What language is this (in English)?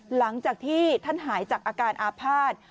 Thai